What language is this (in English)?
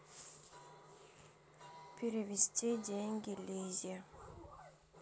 Russian